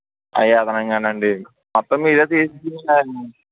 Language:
Telugu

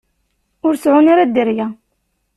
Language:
Kabyle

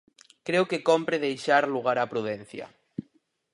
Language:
Galician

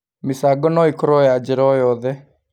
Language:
Kikuyu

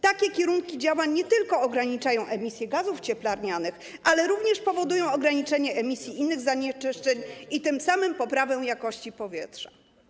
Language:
Polish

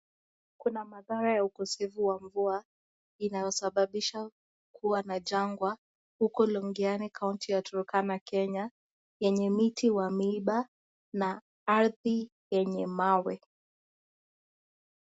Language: Swahili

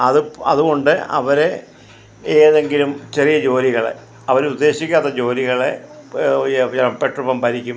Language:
Malayalam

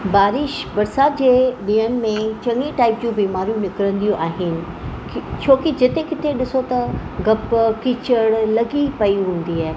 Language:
Sindhi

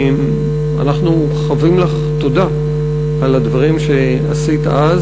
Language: Hebrew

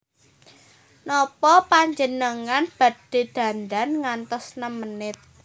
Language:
Javanese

